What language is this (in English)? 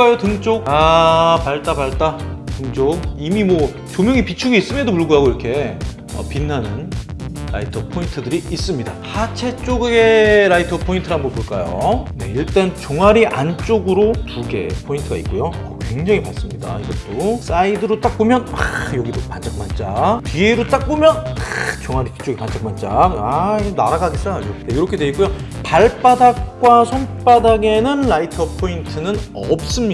Korean